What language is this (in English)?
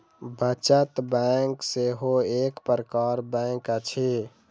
Maithili